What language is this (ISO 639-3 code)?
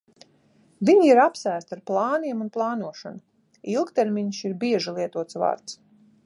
lav